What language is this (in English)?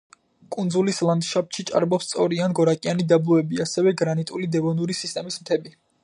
Georgian